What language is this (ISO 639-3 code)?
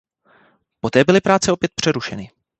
ces